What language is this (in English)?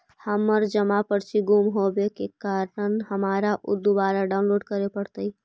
Magahi